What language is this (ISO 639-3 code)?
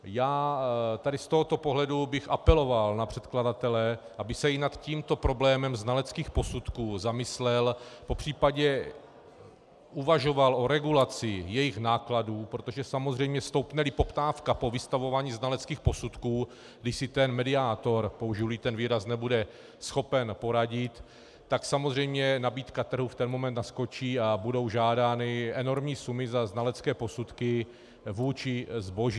ces